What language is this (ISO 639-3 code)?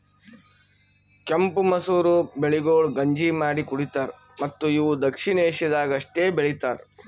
kan